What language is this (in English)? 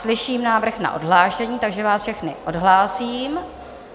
Czech